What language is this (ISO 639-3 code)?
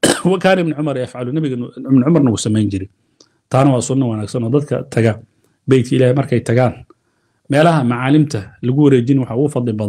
ara